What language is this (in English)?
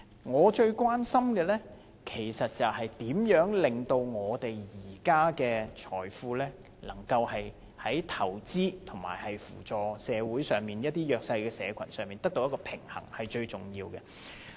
Cantonese